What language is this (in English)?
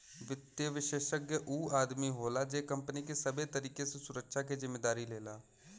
Bhojpuri